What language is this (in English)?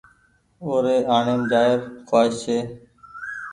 Goaria